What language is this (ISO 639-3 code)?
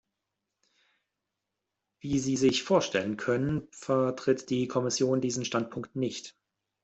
deu